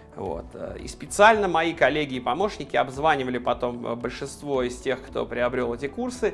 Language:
Russian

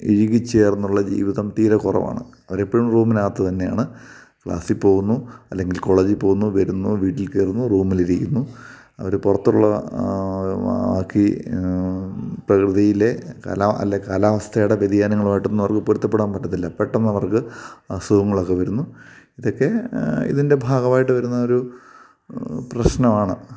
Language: Malayalam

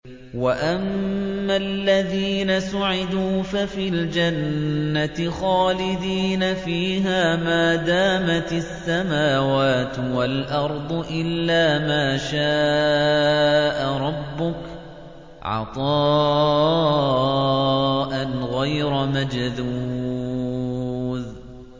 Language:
Arabic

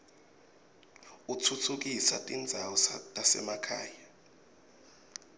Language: Swati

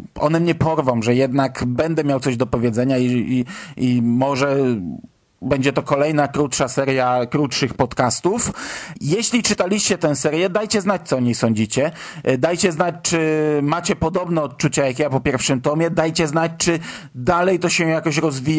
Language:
Polish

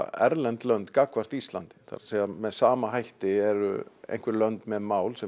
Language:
Icelandic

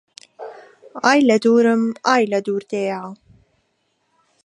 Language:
Central Kurdish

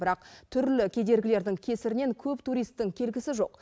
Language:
Kazakh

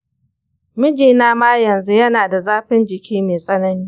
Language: Hausa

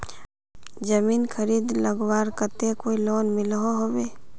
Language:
Magahi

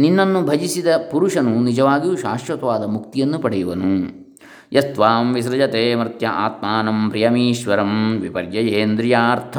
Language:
Kannada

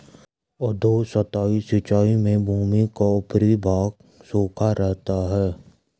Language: Hindi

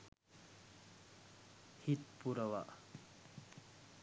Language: Sinhala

